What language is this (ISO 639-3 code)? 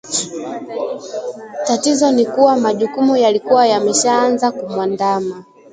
swa